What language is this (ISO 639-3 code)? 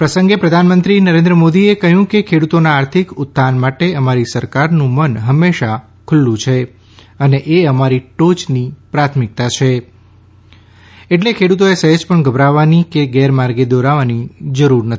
guj